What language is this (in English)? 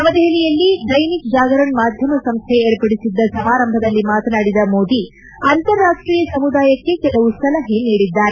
Kannada